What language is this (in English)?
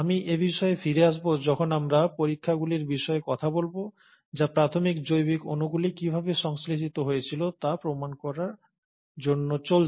Bangla